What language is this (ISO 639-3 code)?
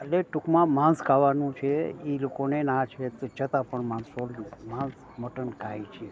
guj